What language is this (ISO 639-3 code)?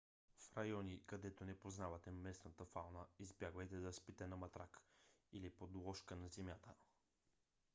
bul